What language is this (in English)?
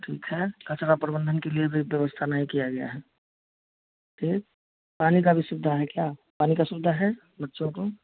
Hindi